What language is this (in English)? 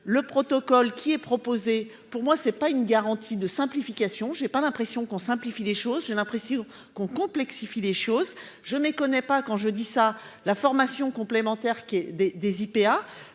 French